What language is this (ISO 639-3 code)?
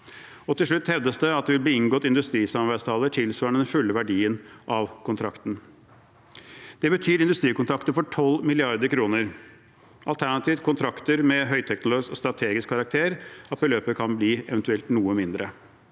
nor